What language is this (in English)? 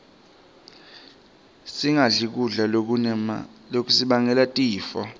Swati